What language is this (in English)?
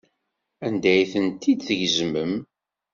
Kabyle